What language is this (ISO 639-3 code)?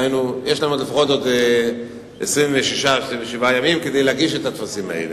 heb